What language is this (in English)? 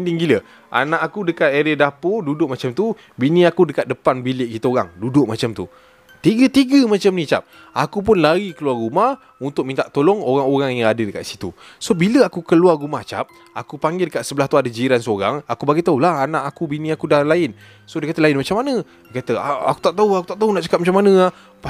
Malay